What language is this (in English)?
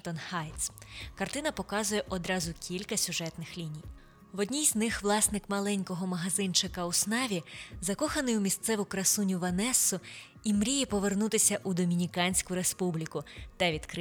Ukrainian